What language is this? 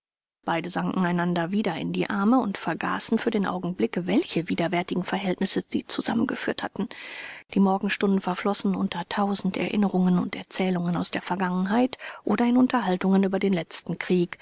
German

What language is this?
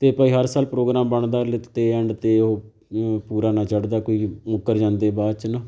Punjabi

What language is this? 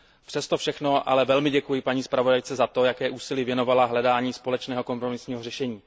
Czech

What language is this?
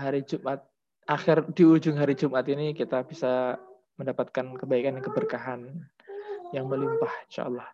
Indonesian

